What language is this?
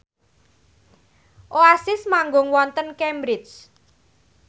Javanese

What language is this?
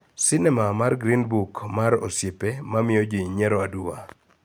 Luo (Kenya and Tanzania)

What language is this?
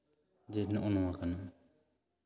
Santali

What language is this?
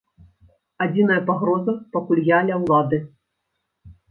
Belarusian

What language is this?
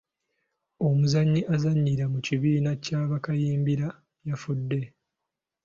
Ganda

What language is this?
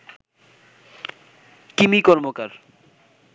Bangla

